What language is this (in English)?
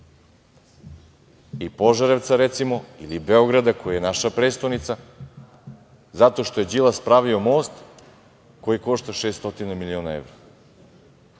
Serbian